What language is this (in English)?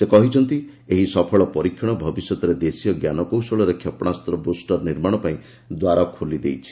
Odia